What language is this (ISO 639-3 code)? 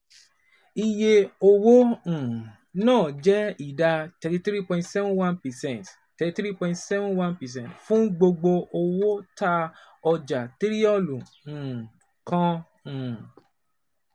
yor